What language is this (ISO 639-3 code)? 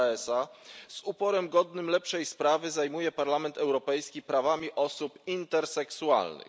pol